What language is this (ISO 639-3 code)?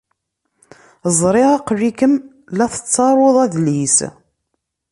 kab